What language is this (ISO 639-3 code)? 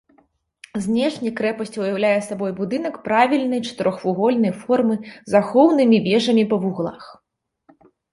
bel